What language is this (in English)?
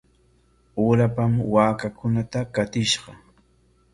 Corongo Ancash Quechua